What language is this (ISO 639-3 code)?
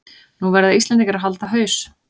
isl